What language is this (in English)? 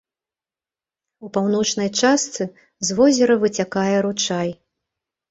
Belarusian